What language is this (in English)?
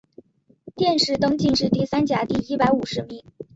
Chinese